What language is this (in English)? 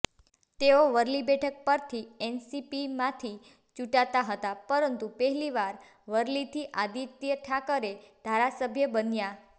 Gujarati